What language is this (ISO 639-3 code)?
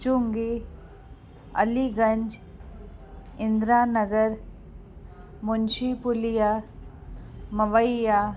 snd